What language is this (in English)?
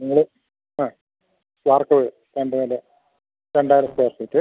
Malayalam